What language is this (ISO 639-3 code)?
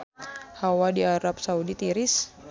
sun